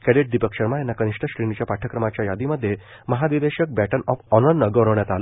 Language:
Marathi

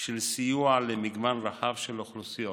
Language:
Hebrew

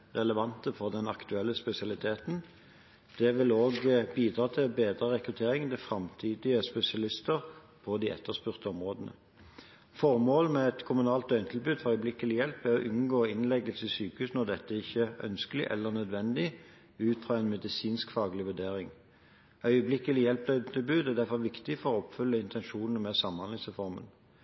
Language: Norwegian Bokmål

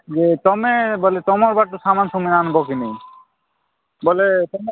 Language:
Odia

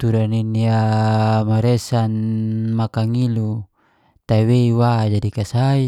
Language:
Geser-Gorom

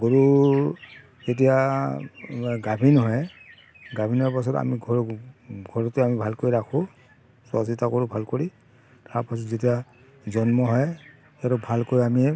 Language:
Assamese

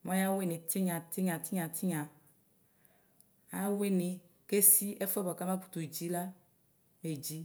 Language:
Ikposo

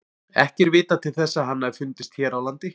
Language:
Icelandic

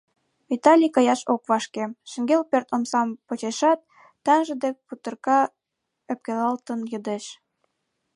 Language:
Mari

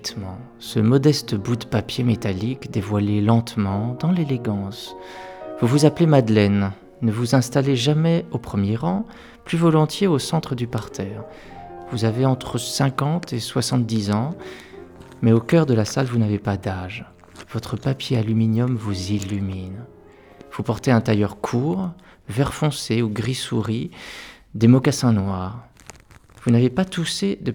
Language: French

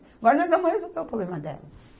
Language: Portuguese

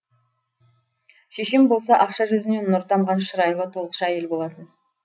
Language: Kazakh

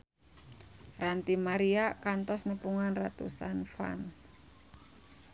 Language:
Sundanese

